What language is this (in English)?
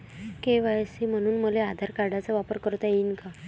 Marathi